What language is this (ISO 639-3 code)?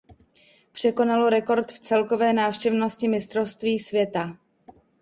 ces